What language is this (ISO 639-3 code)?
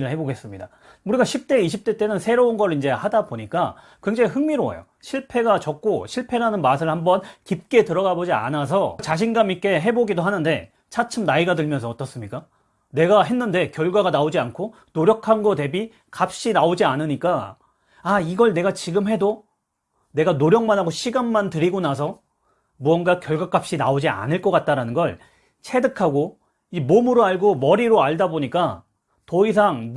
kor